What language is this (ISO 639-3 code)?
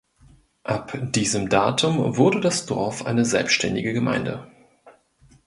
deu